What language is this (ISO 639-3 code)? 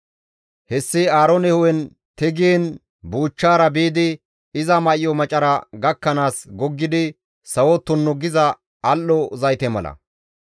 gmv